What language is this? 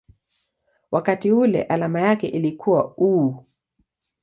Swahili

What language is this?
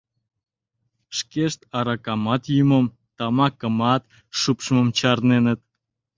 Mari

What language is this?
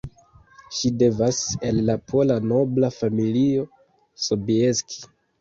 Esperanto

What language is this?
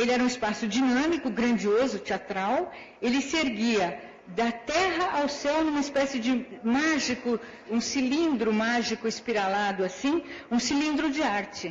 Portuguese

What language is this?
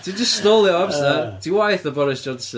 Welsh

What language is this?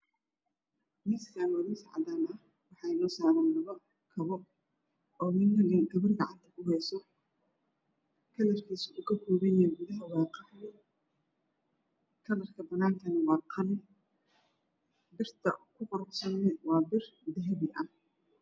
Somali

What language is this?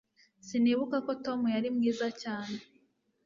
Kinyarwanda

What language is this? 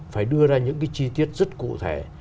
Vietnamese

